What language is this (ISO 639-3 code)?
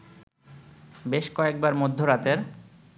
ben